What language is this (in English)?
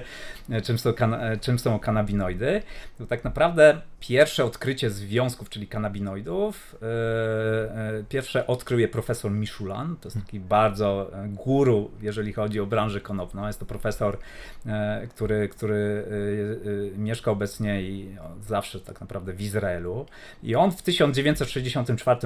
Polish